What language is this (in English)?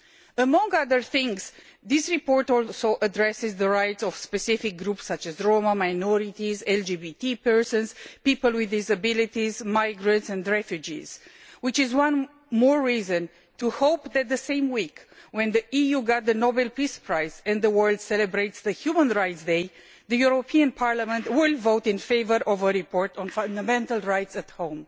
English